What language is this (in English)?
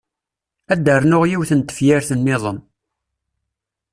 Kabyle